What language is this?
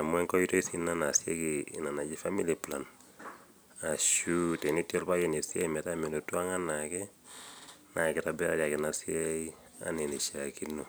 Masai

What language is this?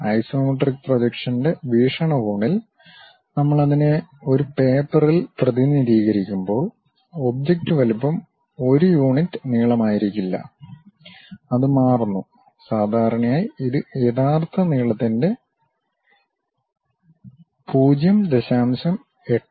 Malayalam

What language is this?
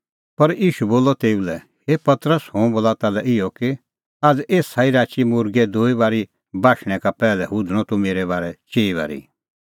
Kullu Pahari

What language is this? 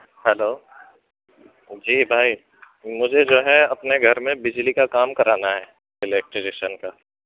Urdu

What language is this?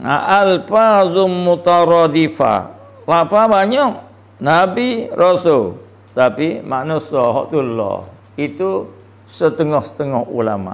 Malay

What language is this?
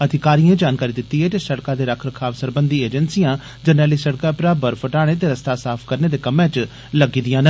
Dogri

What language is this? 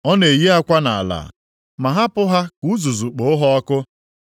Igbo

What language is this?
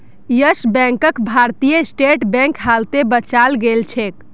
Magahi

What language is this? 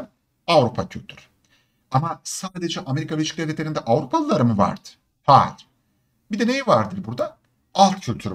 Turkish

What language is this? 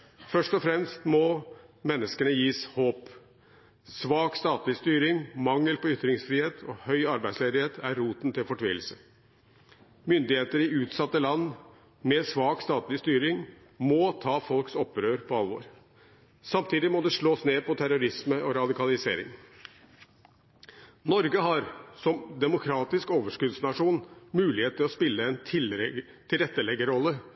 Norwegian Bokmål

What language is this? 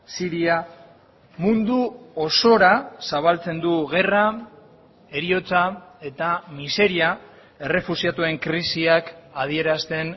Basque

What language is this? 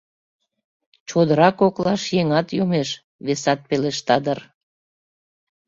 Mari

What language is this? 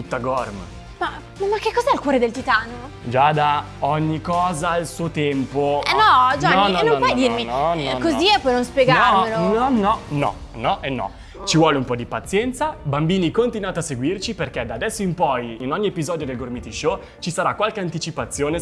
Italian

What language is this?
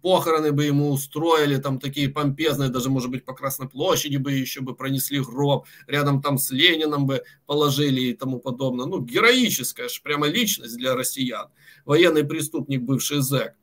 Russian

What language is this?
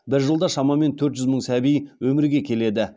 Kazakh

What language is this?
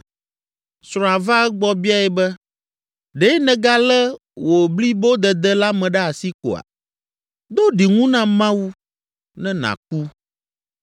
Ewe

